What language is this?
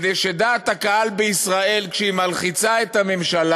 Hebrew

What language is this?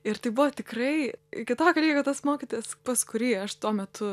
Lithuanian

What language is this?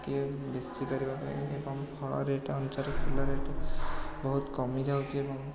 Odia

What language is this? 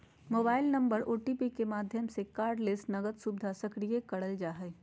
Magahi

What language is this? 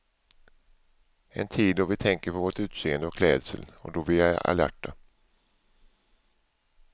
Swedish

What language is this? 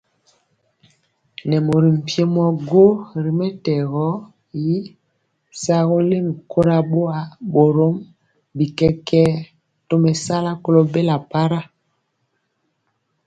Mpiemo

